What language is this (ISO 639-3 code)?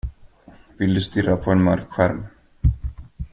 swe